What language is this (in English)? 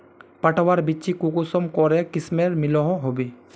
Magahi